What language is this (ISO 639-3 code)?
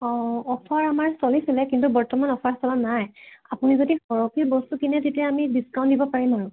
asm